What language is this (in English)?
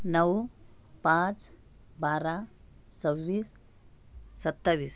Marathi